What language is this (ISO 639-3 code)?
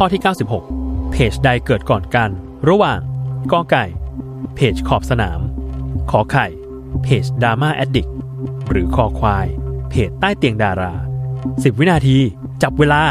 tha